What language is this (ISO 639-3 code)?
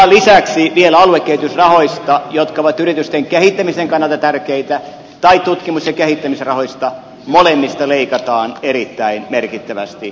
fin